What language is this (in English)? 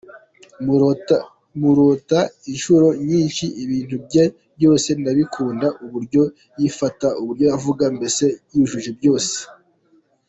Kinyarwanda